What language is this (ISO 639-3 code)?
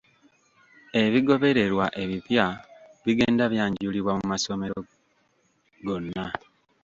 lug